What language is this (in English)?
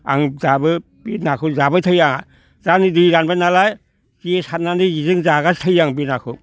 Bodo